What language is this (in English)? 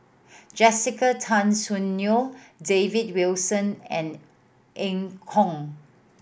English